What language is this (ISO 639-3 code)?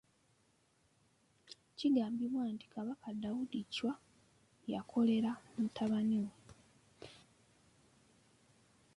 lug